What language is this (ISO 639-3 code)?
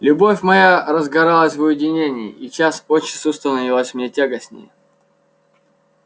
rus